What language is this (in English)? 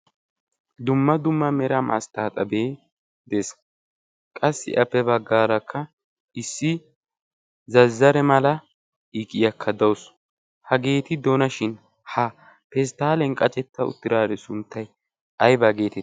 Wolaytta